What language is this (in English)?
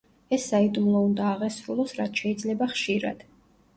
Georgian